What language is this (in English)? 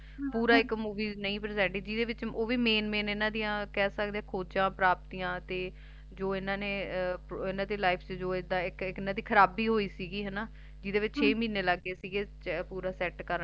Punjabi